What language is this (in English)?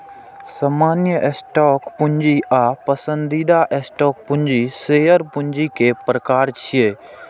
Maithili